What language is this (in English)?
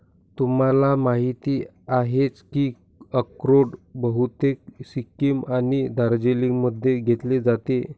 Marathi